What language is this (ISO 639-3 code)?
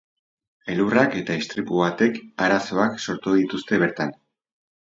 eus